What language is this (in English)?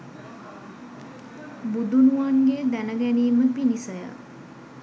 Sinhala